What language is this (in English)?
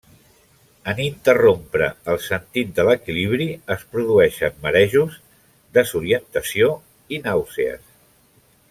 Catalan